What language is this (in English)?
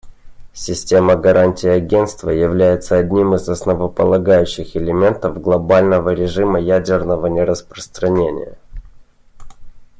Russian